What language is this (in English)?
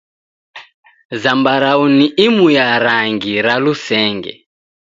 Taita